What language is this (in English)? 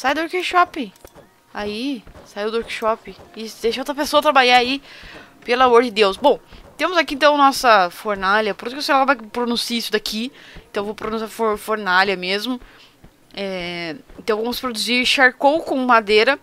Portuguese